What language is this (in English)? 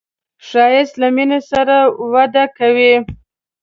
Pashto